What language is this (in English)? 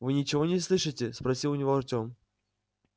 Russian